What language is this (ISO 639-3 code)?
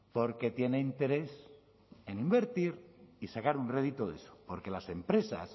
spa